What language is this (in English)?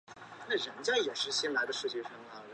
Chinese